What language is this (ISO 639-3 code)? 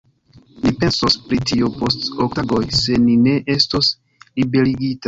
epo